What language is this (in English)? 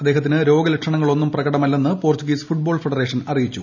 Malayalam